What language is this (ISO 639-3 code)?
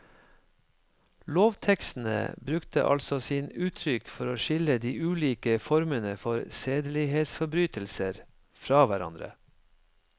nor